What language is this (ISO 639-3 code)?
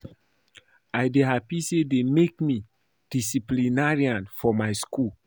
pcm